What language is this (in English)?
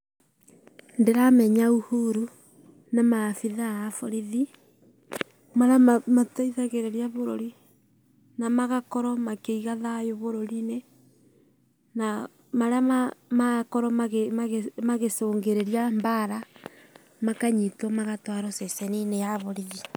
Kikuyu